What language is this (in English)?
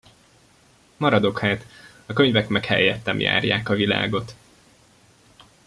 Hungarian